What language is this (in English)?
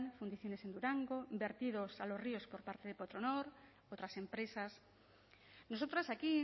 Spanish